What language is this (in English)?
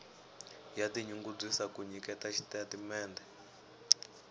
Tsonga